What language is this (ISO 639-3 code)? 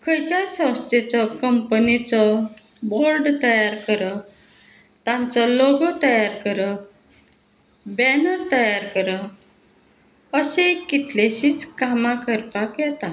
kok